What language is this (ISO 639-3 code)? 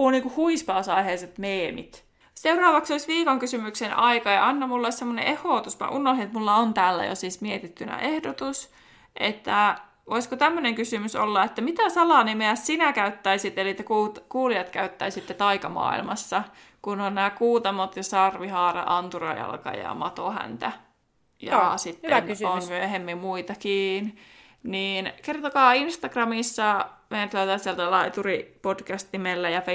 fin